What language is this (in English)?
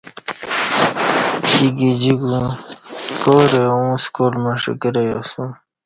Kati